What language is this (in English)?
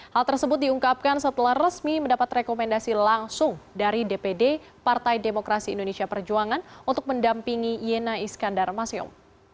Indonesian